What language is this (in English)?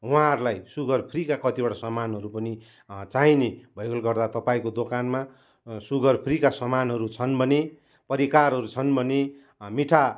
Nepali